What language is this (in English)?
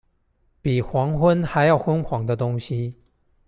Chinese